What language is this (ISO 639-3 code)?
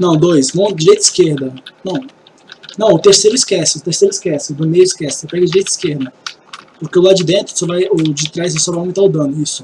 por